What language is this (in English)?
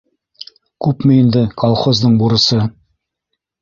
Bashkir